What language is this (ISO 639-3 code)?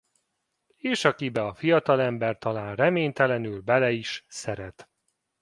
hun